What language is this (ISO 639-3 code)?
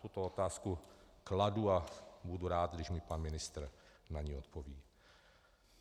ces